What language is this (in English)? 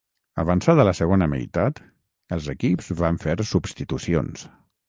Catalan